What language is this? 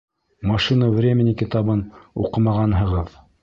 Bashkir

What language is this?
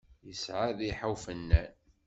Kabyle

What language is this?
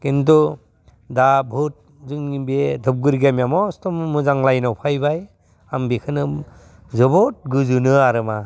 Bodo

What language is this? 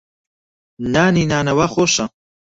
Central Kurdish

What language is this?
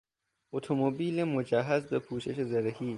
Persian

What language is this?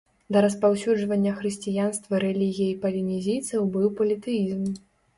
Belarusian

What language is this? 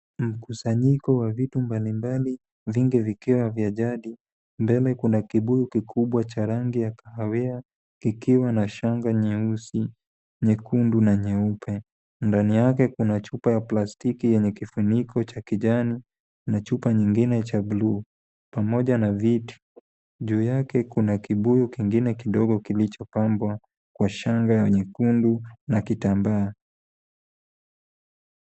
Swahili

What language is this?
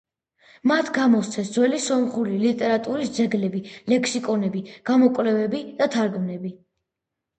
Georgian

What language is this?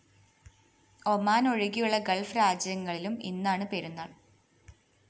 Malayalam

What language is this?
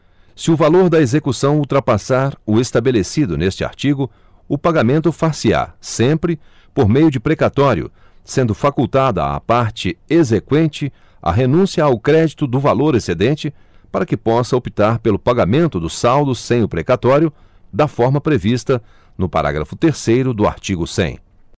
Portuguese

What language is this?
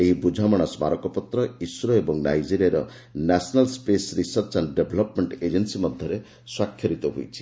Odia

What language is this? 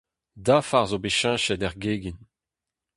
Breton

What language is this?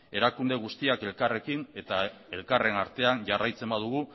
Basque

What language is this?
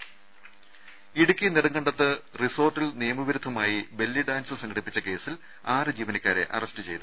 Malayalam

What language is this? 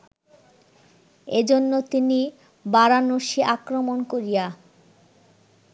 Bangla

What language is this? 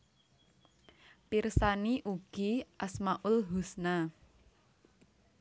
Javanese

